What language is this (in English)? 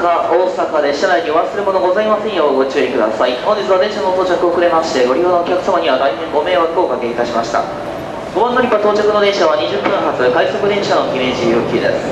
Japanese